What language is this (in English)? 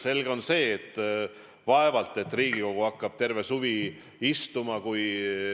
Estonian